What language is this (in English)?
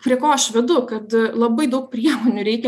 Lithuanian